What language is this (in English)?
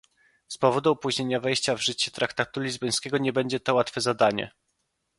Polish